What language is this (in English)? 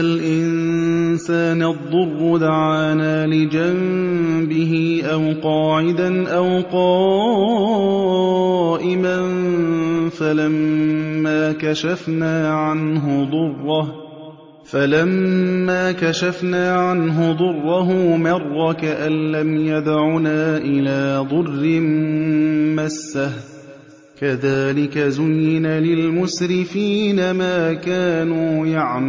Arabic